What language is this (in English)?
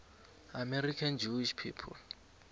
South Ndebele